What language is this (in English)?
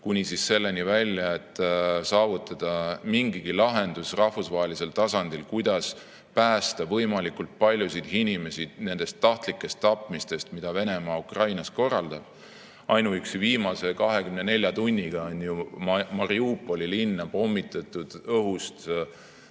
Estonian